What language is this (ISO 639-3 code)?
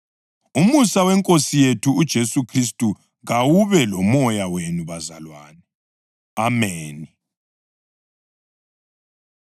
nde